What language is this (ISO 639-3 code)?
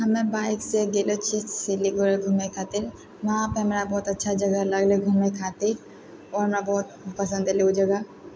mai